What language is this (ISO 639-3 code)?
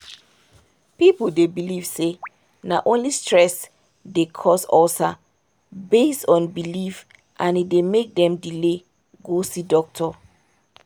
pcm